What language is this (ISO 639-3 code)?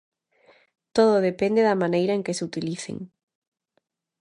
glg